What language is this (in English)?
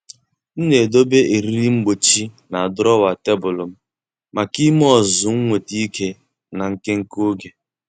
Igbo